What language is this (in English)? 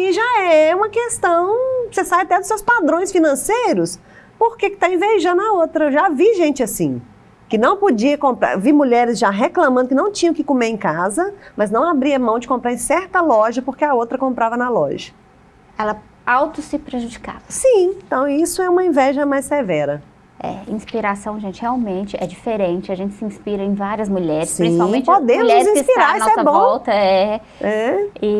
Portuguese